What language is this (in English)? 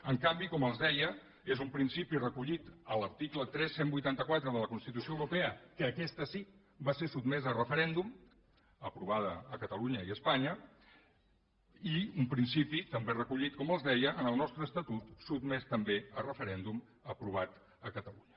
Catalan